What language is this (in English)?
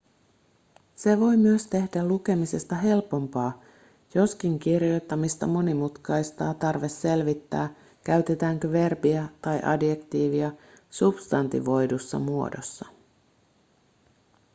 Finnish